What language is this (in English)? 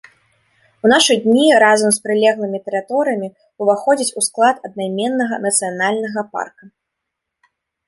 Belarusian